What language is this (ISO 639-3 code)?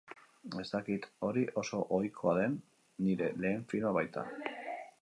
eus